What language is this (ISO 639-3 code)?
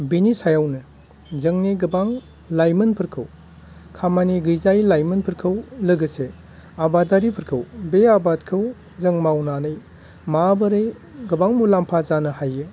brx